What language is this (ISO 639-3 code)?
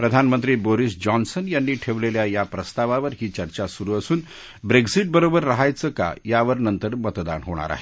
mar